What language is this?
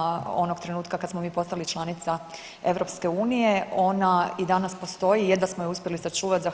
Croatian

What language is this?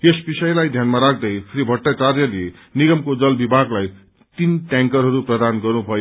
Nepali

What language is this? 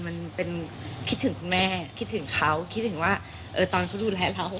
Thai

